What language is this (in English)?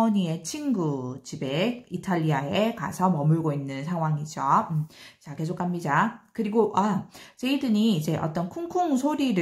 Korean